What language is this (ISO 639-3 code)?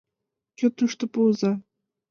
chm